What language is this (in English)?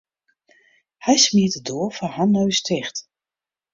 Western Frisian